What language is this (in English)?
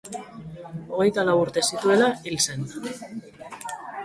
Basque